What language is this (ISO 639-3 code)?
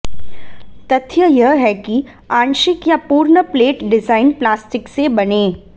hin